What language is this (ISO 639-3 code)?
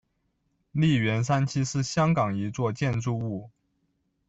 zho